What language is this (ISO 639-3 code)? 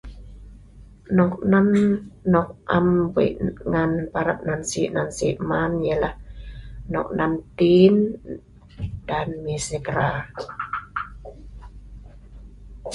snv